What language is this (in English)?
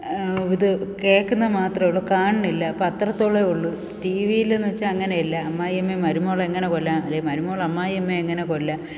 Malayalam